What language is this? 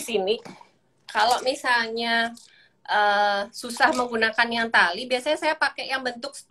Indonesian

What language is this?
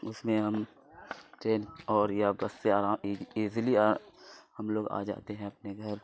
Urdu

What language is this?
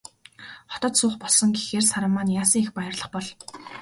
Mongolian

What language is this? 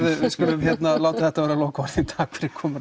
Icelandic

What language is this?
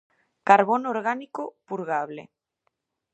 Galician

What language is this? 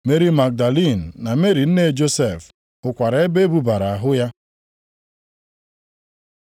Igbo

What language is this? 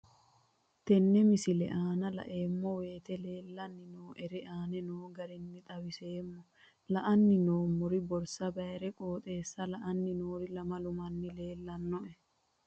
Sidamo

